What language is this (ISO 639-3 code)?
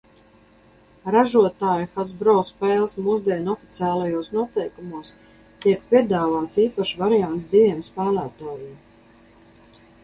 lav